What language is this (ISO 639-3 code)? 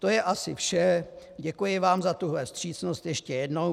ces